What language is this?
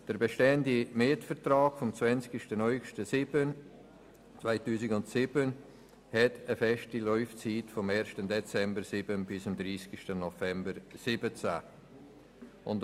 Swiss German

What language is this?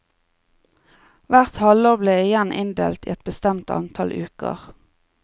Norwegian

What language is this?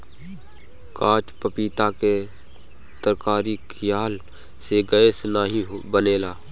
Bhojpuri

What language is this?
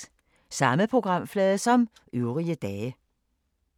Danish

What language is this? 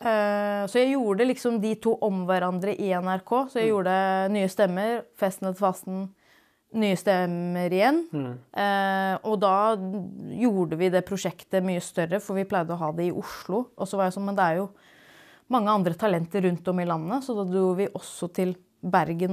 Norwegian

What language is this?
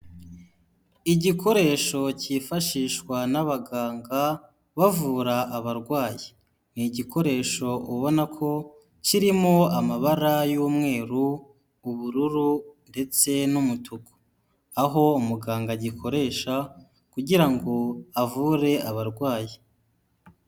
Kinyarwanda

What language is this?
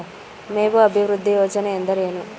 Kannada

